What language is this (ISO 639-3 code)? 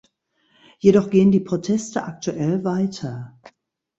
deu